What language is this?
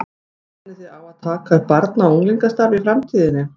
Icelandic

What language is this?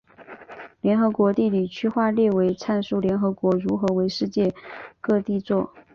Chinese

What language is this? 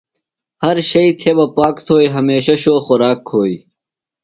Phalura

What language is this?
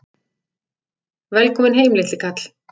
Icelandic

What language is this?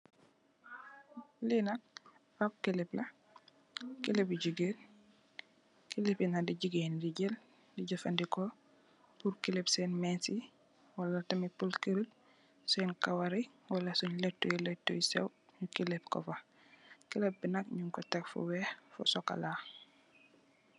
Wolof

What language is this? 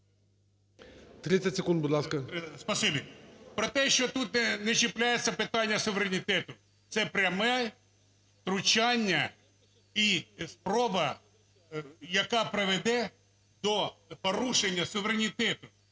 Ukrainian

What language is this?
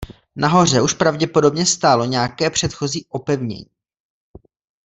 Czech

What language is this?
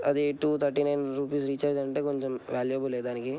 Telugu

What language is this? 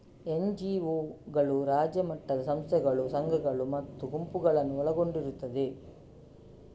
Kannada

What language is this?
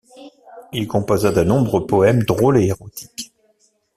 French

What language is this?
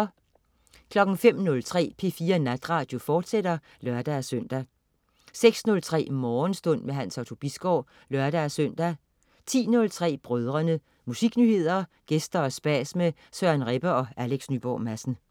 Danish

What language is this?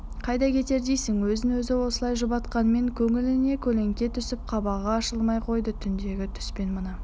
Kazakh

